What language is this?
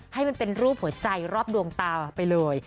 Thai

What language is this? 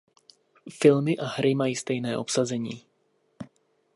Czech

